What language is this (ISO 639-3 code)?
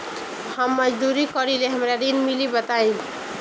bho